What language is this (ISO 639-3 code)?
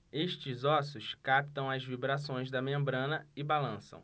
por